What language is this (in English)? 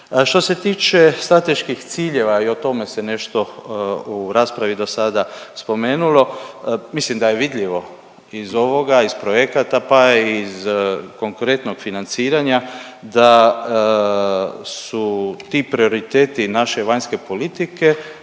Croatian